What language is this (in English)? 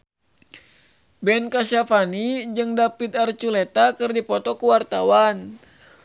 Sundanese